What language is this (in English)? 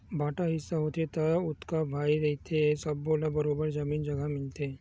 Chhattisgarhi